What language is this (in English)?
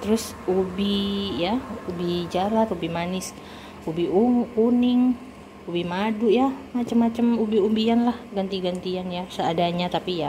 Indonesian